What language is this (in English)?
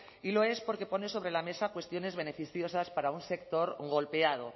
Spanish